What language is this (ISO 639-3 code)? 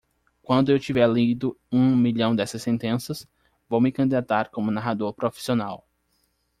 por